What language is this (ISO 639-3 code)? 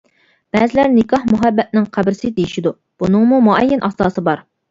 uig